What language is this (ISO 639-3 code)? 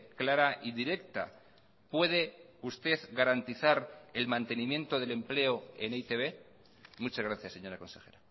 spa